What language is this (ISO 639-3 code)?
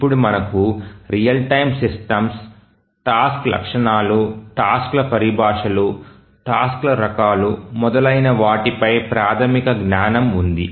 tel